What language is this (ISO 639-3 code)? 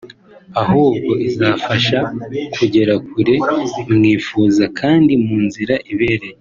kin